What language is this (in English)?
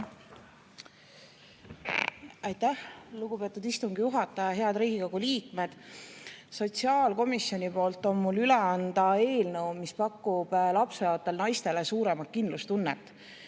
Estonian